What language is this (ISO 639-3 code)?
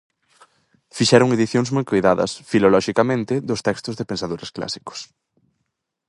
glg